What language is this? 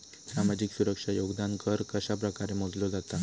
Marathi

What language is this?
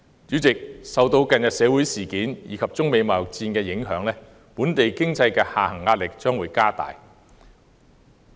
Cantonese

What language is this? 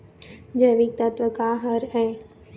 Chhattisgarhi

